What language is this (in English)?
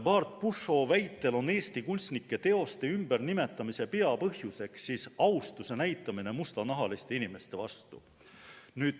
Estonian